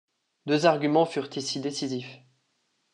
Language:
French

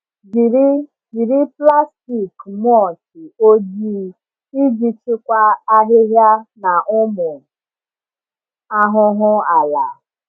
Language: Igbo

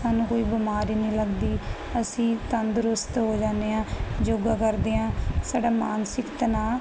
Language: Punjabi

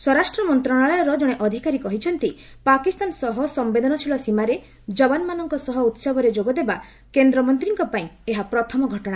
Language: Odia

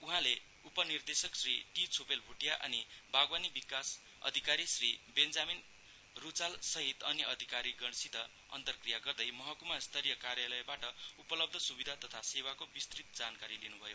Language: Nepali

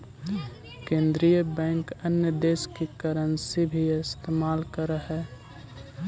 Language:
Magahi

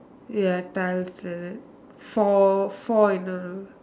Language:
English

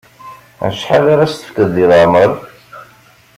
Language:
Kabyle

